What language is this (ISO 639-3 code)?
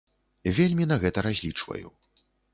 bel